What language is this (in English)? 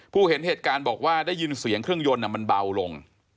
Thai